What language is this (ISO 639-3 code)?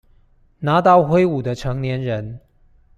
zho